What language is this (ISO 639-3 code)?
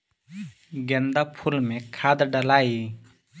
bho